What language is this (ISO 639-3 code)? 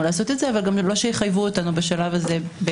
heb